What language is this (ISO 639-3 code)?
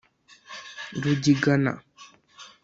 kin